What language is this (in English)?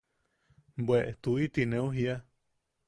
Yaqui